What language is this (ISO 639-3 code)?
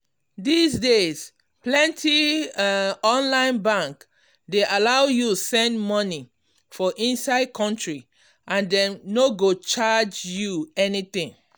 pcm